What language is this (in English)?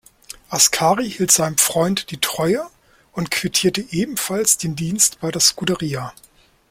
German